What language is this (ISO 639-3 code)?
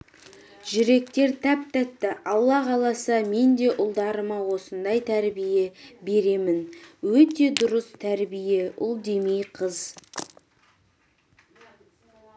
kaz